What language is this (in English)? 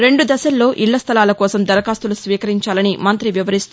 Telugu